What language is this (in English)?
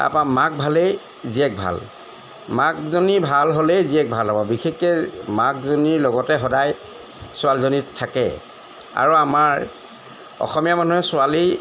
Assamese